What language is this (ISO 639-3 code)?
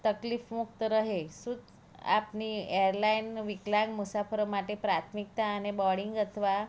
guj